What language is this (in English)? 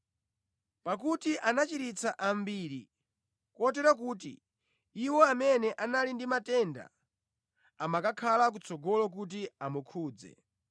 Nyanja